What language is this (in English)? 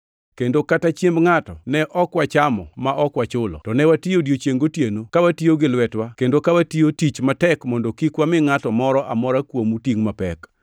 Luo (Kenya and Tanzania)